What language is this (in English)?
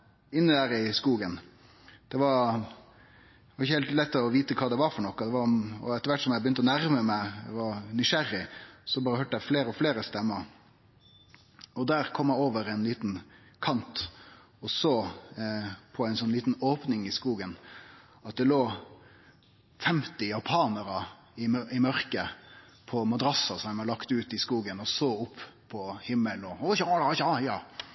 Norwegian Nynorsk